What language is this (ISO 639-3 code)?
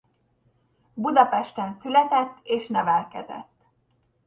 hun